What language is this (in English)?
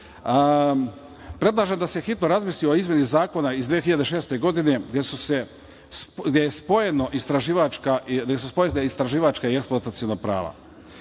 Serbian